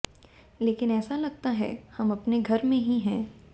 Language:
Hindi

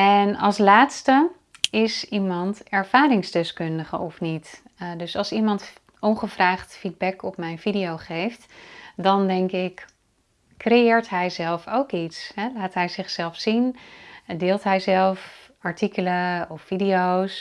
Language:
Dutch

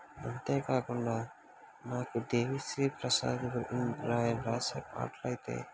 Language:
Telugu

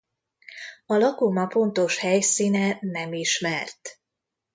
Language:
Hungarian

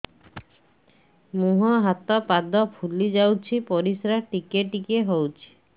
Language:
Odia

